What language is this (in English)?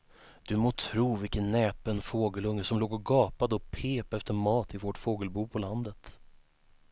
Swedish